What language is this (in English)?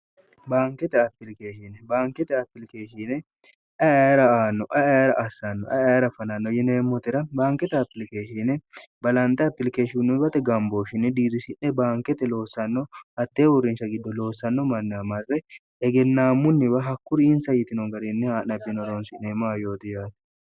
Sidamo